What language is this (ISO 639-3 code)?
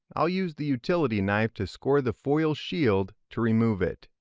eng